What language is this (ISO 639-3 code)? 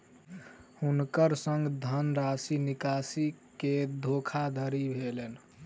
mai